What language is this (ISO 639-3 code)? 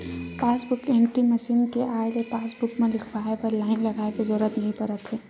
hne